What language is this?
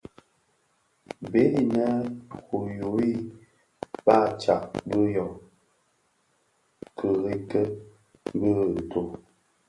Bafia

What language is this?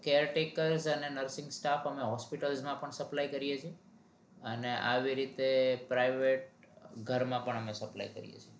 Gujarati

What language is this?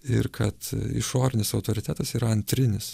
Lithuanian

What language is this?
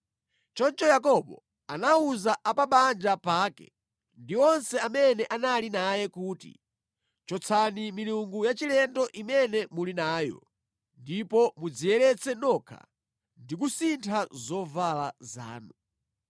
Nyanja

